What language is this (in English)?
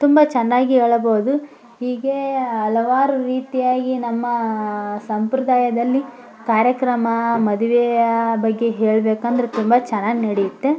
Kannada